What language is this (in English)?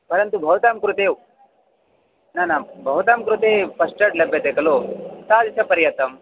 Sanskrit